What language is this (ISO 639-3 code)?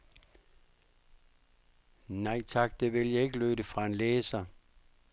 dan